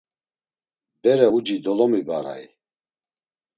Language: Laz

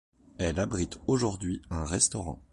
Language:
French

